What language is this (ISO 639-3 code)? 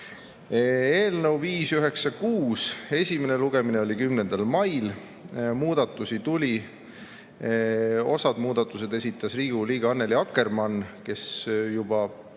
est